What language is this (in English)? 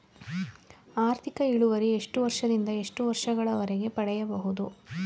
Kannada